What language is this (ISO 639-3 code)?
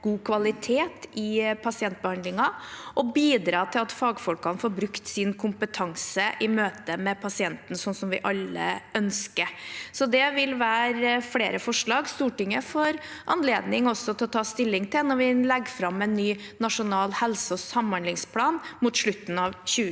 nor